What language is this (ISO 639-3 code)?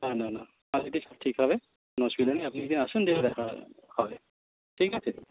ben